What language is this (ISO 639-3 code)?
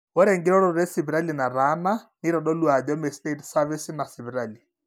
mas